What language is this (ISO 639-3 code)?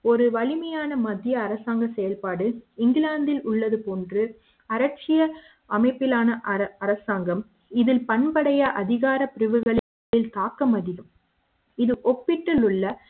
tam